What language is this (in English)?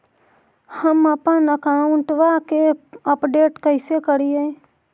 Magahi